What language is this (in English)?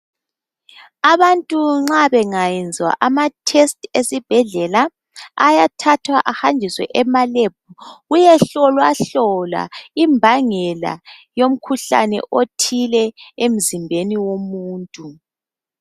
North Ndebele